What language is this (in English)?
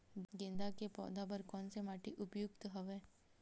Chhattisgarhi